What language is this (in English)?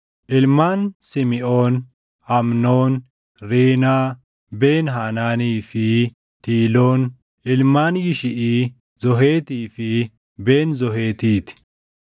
Oromo